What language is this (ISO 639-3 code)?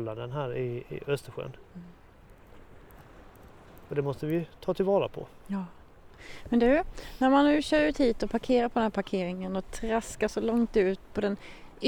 swe